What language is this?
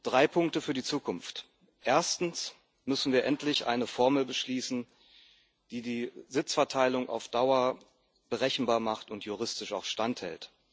German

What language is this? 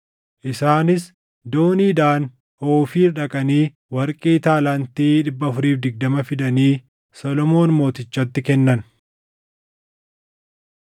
Oromo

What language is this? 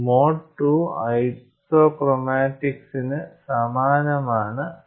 Malayalam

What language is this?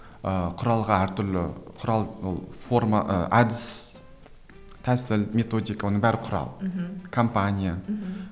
Kazakh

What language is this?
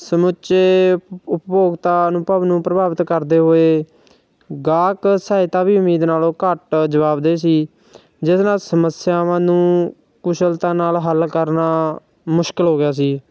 Punjabi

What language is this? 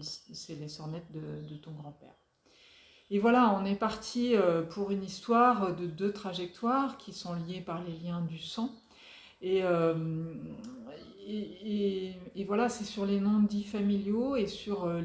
French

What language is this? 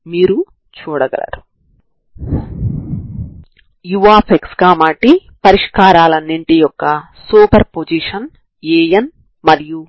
Telugu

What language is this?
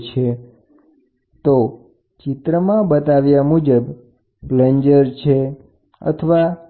Gujarati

